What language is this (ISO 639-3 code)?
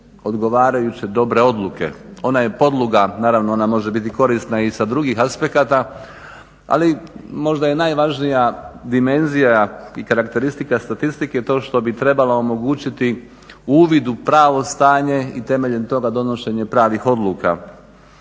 hrv